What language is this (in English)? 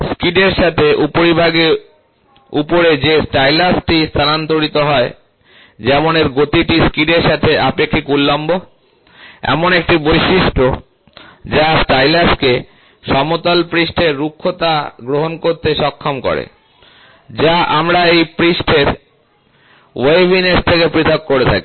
Bangla